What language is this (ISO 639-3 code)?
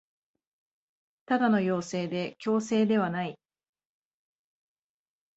jpn